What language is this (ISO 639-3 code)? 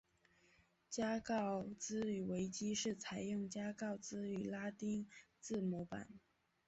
zho